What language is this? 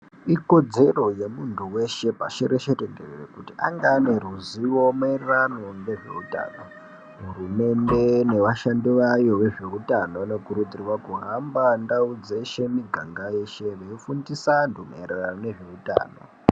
Ndau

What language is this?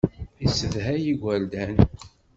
Kabyle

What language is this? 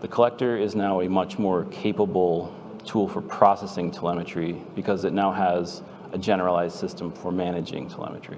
English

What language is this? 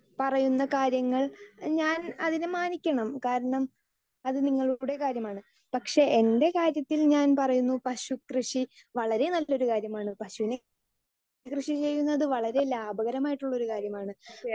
Malayalam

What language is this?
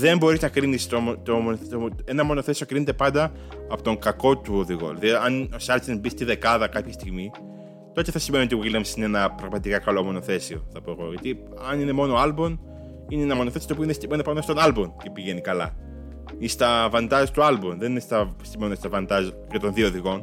Greek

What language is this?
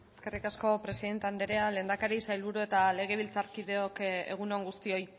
Basque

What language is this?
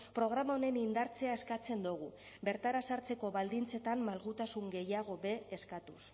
Basque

